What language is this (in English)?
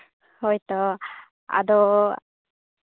Santali